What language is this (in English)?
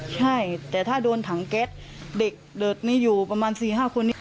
Thai